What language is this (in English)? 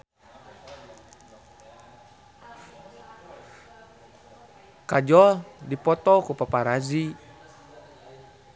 Sundanese